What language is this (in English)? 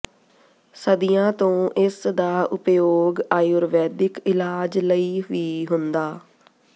Punjabi